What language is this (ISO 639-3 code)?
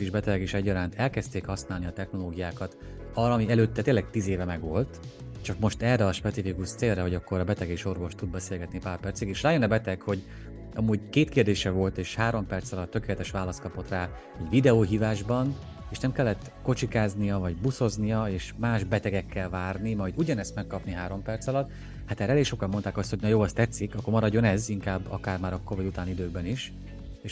hun